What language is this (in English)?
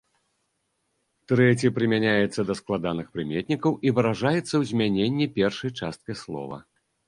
Belarusian